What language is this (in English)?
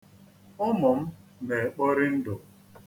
Igbo